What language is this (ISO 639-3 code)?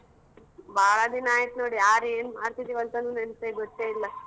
kan